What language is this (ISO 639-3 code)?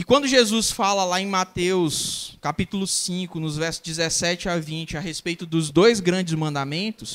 por